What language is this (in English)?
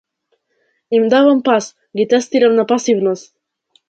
Macedonian